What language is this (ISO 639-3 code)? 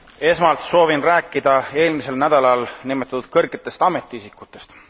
est